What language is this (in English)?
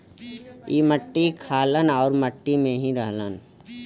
Bhojpuri